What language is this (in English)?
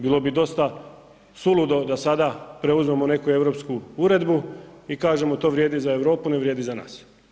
Croatian